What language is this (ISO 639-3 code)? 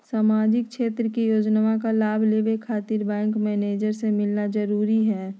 mag